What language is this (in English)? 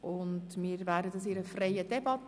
Swiss German